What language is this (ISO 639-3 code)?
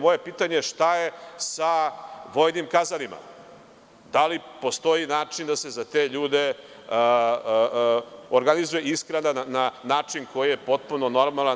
srp